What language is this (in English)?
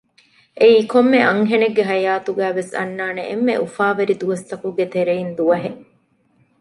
Divehi